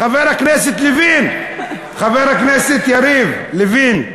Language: Hebrew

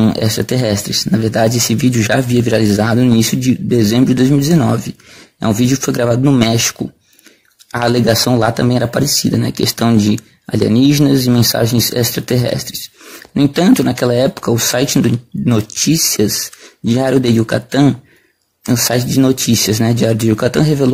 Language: Portuguese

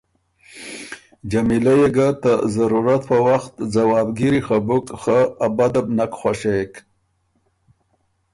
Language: Ormuri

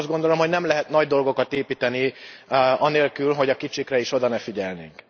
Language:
Hungarian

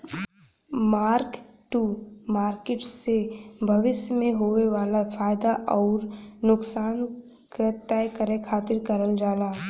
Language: Bhojpuri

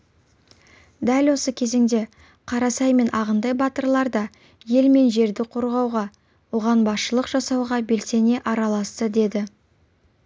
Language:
Kazakh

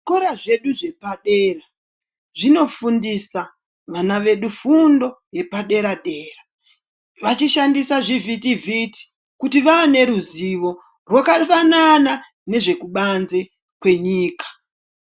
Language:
Ndau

